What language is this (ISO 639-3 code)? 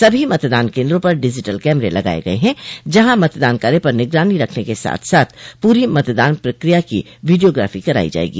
hin